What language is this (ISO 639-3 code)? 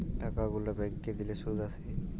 ben